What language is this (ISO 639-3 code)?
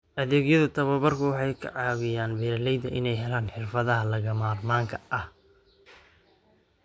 som